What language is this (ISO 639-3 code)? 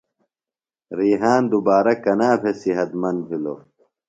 phl